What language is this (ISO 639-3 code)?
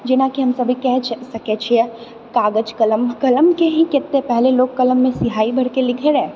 mai